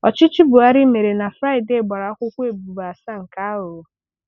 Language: Igbo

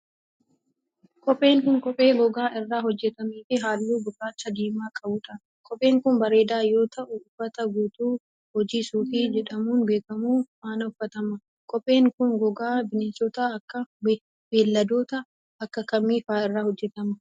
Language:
Oromo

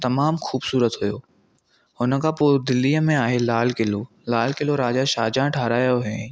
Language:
Sindhi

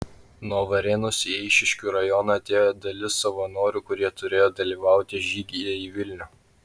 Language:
Lithuanian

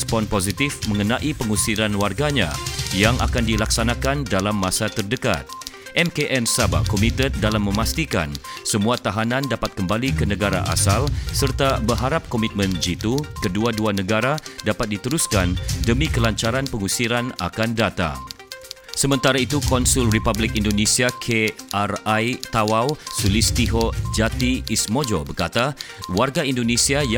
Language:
Malay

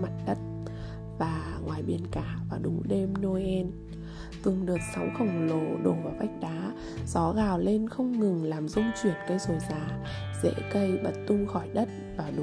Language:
Vietnamese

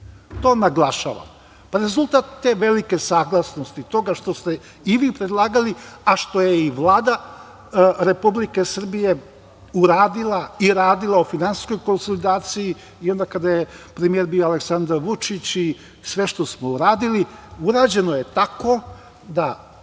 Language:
Serbian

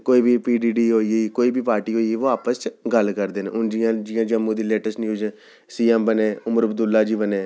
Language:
Dogri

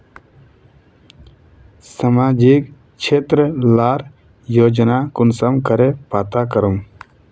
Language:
Magahi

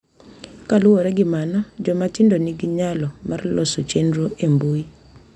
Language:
Luo (Kenya and Tanzania)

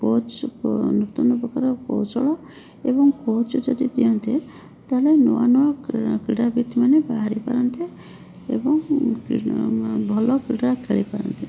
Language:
Odia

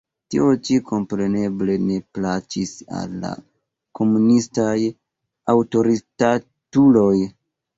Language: Esperanto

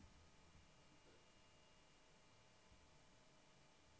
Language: Norwegian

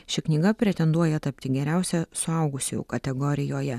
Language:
Lithuanian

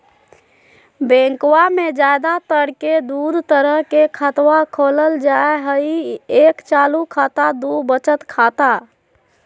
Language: Magahi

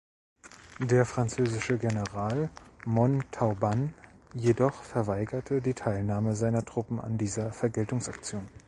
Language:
German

